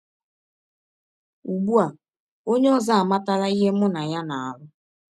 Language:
Igbo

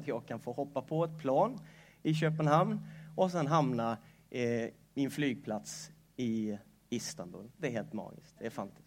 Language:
Swedish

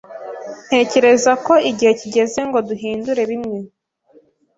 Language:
Kinyarwanda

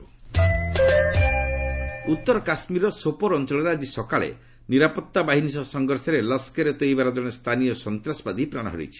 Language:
Odia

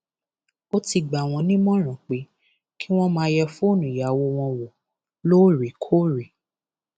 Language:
Yoruba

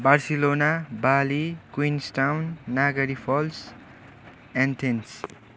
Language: Nepali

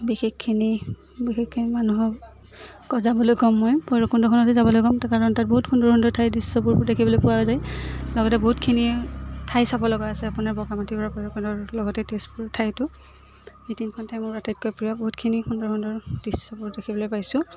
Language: Assamese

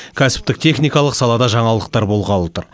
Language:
Kazakh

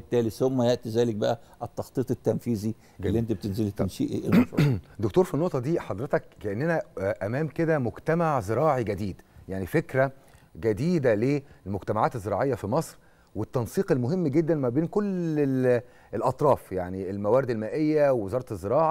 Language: Arabic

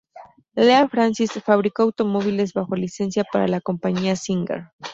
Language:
Spanish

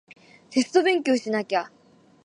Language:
Japanese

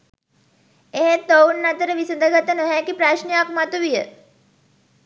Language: Sinhala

